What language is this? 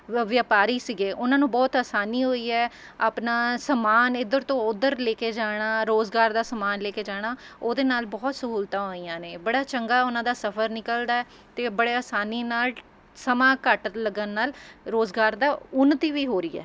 Punjabi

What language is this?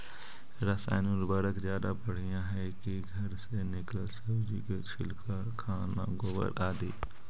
Magahi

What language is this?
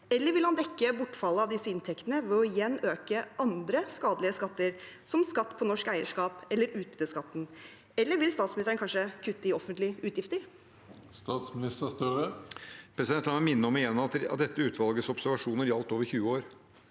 Norwegian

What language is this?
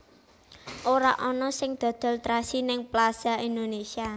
Javanese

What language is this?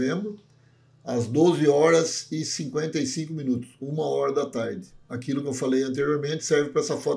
Portuguese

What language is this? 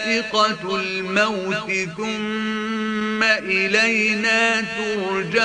Arabic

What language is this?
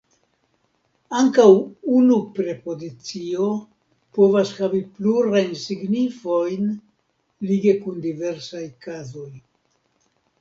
Esperanto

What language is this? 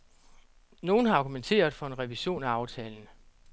Danish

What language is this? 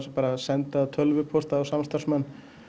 Icelandic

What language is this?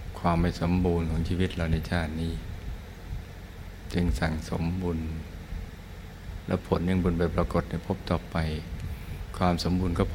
Thai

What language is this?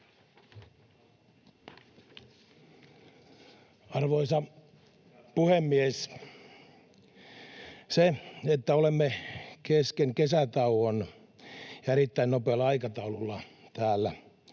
Finnish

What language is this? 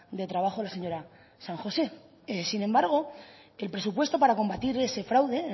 Spanish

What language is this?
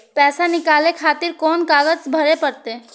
Maithili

